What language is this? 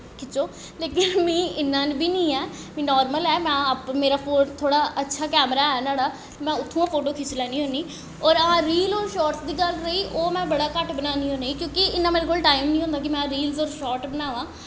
Dogri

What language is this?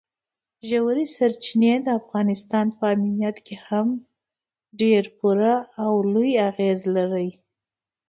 Pashto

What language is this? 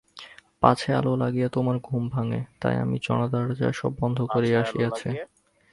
Bangla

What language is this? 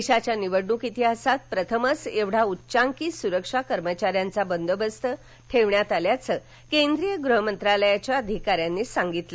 Marathi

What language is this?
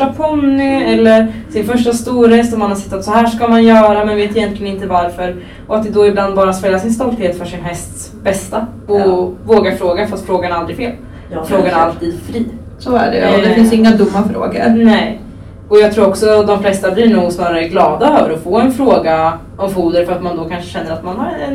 Swedish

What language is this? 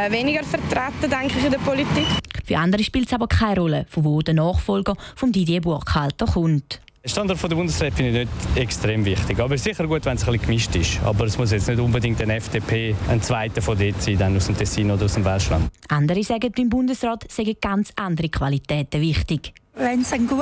German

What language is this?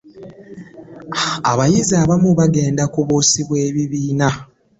Ganda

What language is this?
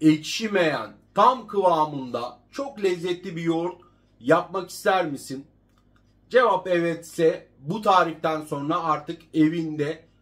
Turkish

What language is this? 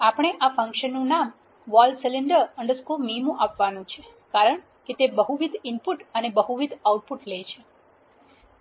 Gujarati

